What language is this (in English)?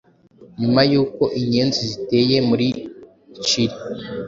Kinyarwanda